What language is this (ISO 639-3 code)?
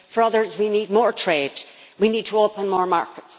eng